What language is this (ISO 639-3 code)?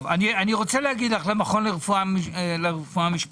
heb